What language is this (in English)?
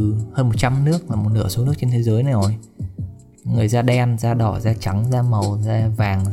Vietnamese